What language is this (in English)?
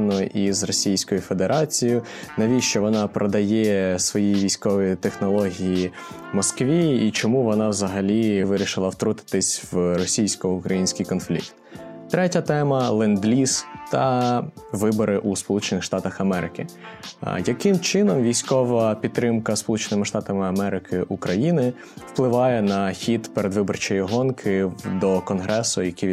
Ukrainian